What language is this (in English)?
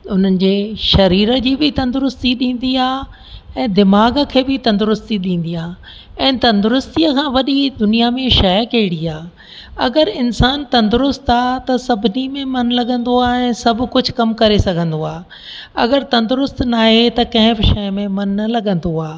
Sindhi